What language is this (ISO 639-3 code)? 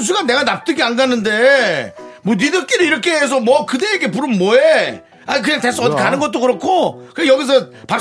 kor